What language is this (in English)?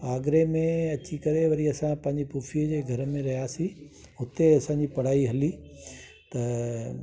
Sindhi